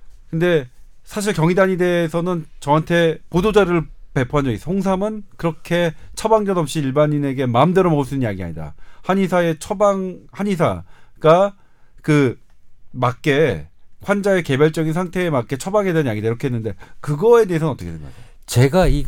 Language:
Korean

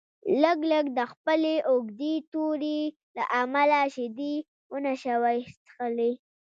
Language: Pashto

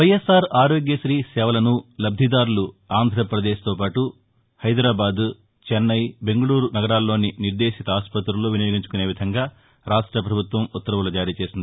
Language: Telugu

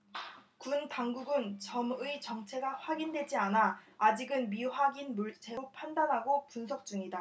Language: Korean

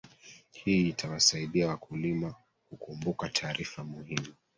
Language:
Swahili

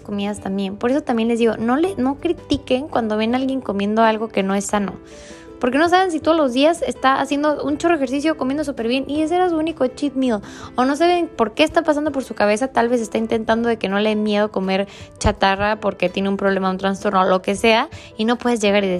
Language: Spanish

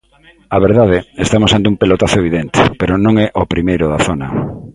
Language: Galician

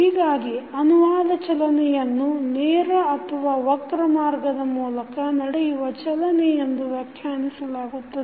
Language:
Kannada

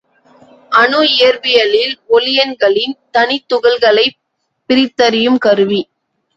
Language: Tamil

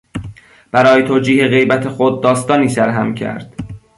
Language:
Persian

